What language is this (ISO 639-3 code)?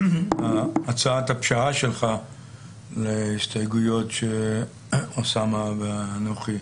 heb